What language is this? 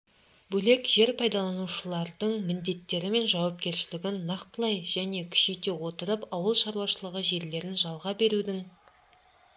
Kazakh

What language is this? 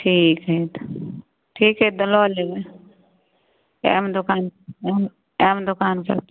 Maithili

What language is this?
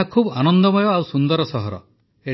Odia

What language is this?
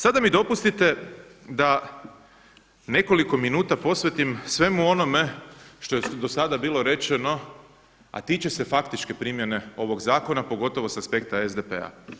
Croatian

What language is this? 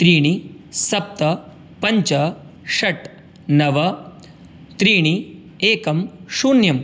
Sanskrit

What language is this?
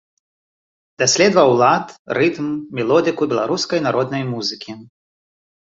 Belarusian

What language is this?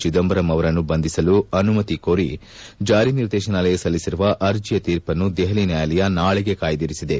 Kannada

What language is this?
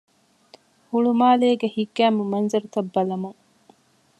Divehi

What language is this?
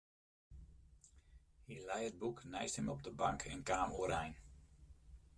Western Frisian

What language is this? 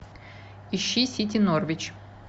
Russian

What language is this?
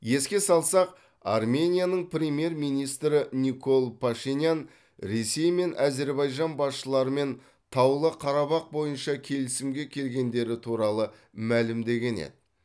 Kazakh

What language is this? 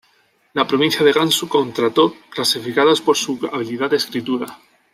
Spanish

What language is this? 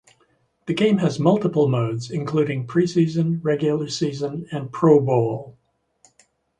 English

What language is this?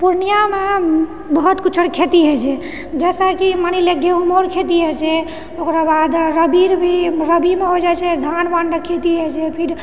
Maithili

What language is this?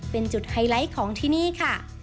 Thai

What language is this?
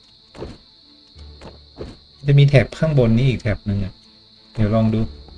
Thai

